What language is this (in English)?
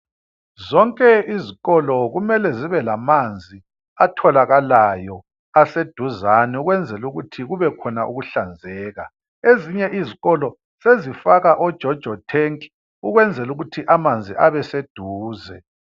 North Ndebele